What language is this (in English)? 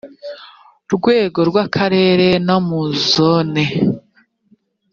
Kinyarwanda